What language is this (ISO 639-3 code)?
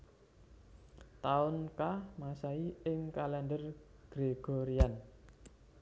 jav